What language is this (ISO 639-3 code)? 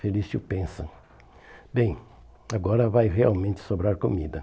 por